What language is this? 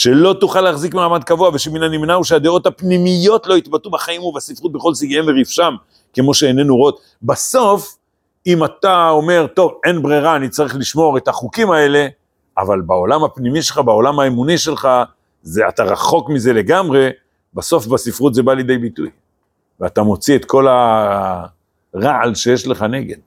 Hebrew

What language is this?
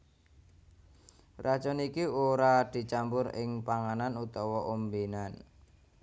Javanese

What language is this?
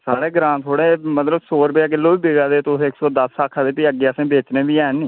Dogri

